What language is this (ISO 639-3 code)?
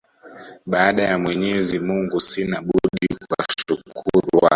swa